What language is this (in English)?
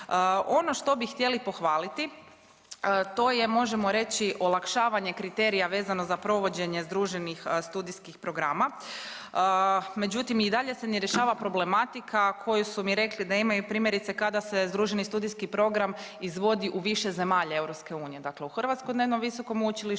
Croatian